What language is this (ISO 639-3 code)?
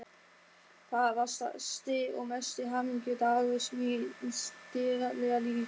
isl